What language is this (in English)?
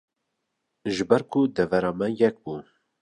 Kurdish